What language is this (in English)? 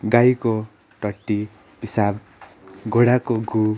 Nepali